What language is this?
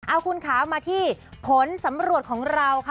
Thai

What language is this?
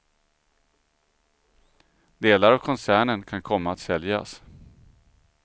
Swedish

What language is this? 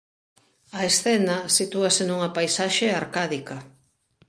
Galician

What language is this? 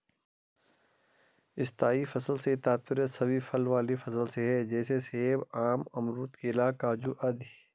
Hindi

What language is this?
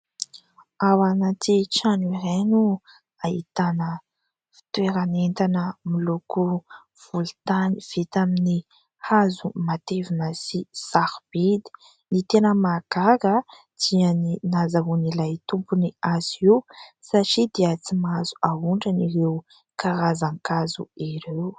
Malagasy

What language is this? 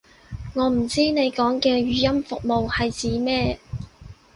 Cantonese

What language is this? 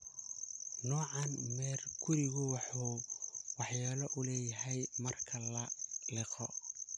Somali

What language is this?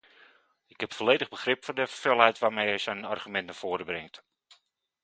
Dutch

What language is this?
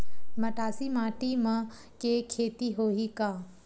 Chhattisgarhi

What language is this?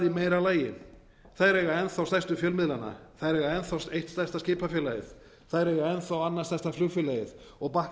Icelandic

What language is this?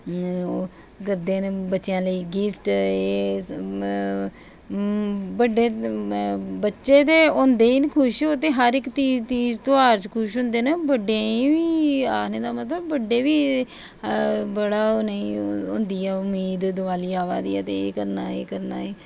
Dogri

